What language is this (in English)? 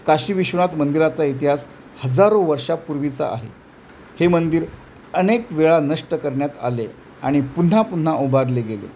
Marathi